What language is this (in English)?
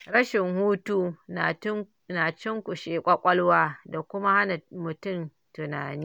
Hausa